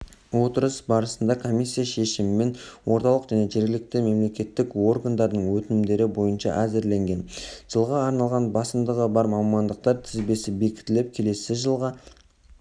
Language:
Kazakh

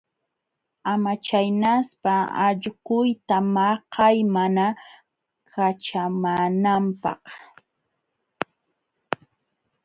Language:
Jauja Wanca Quechua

